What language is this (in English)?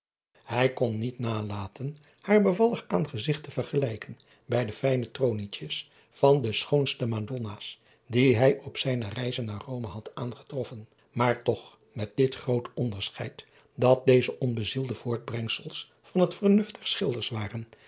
Dutch